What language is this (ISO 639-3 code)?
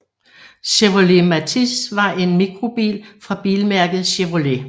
dan